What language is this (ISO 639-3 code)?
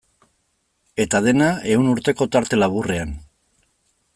eus